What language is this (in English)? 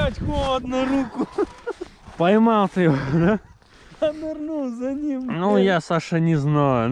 Russian